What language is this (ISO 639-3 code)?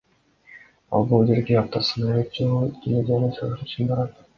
kir